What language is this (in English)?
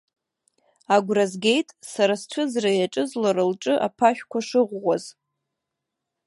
Abkhazian